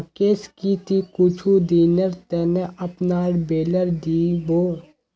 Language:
Magahi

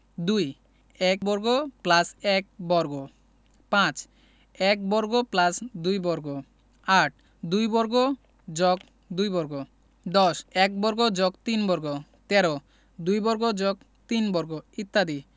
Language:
Bangla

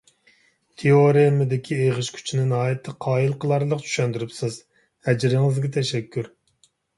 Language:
Uyghur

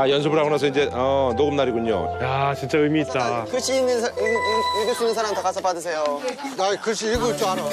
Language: Korean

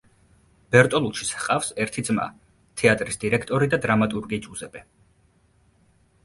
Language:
Georgian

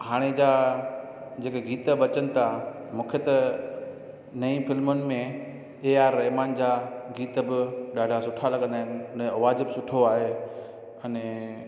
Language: Sindhi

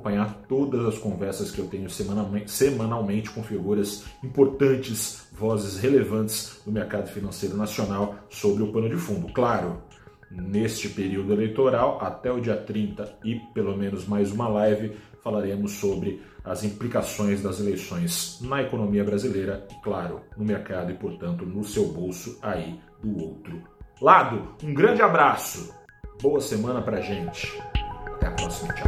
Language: Portuguese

